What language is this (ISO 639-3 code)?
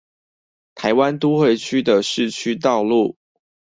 zho